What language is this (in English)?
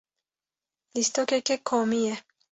Kurdish